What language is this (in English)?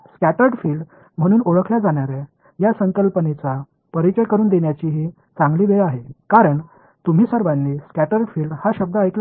Marathi